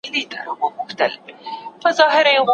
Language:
Pashto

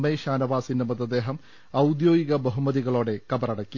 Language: Malayalam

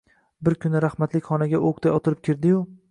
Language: Uzbek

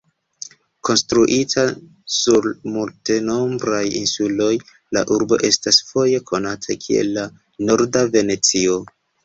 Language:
Esperanto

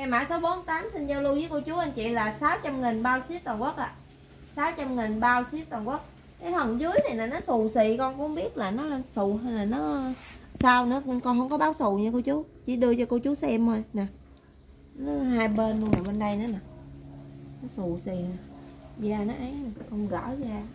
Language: Vietnamese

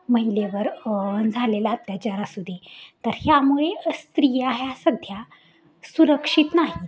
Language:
Marathi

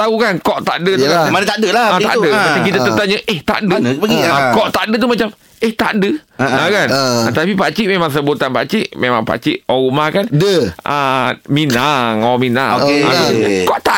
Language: Malay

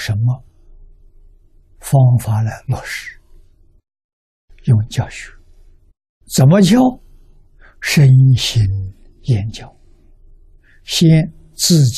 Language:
Chinese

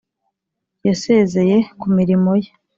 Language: Kinyarwanda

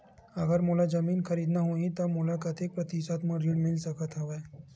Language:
Chhattisgarhi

